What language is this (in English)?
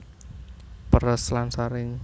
Javanese